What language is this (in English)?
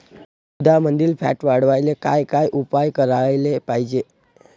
Marathi